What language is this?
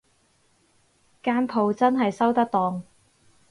Cantonese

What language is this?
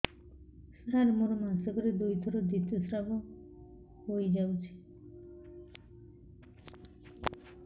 Odia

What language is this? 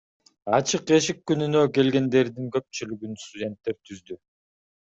Kyrgyz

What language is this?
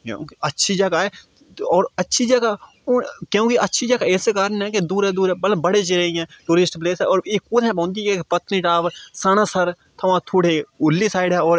Dogri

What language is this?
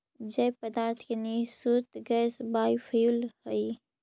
Magahi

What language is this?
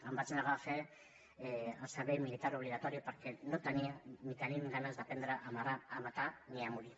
Catalan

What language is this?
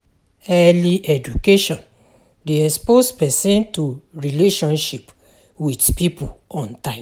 Nigerian Pidgin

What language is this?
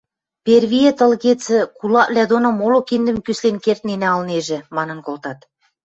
Western Mari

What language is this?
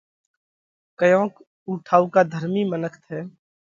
Parkari Koli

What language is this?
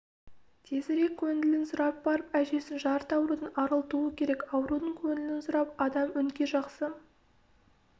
Kazakh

